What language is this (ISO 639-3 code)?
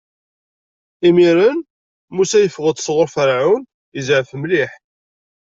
kab